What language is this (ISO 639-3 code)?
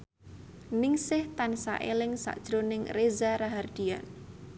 jav